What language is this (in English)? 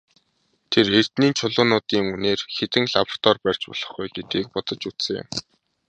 Mongolian